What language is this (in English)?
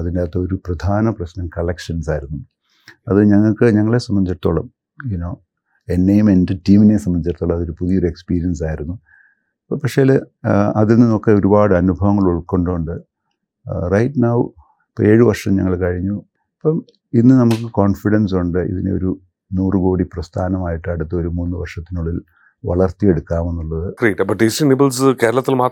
Malayalam